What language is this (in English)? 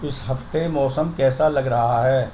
Urdu